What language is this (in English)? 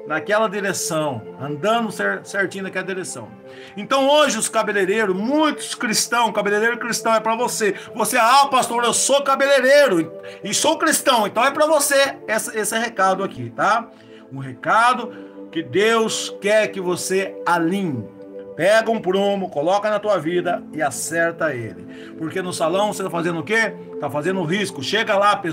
Portuguese